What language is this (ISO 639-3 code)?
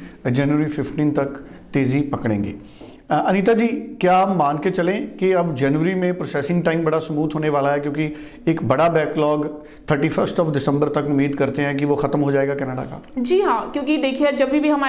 pan